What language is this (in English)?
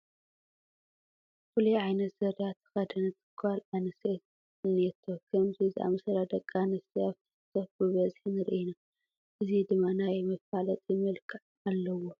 Tigrinya